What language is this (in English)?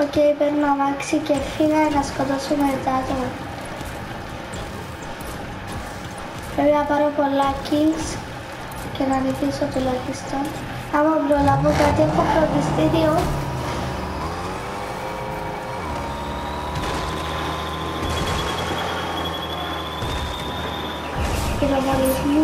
Greek